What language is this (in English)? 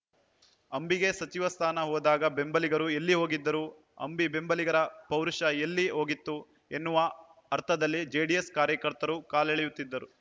Kannada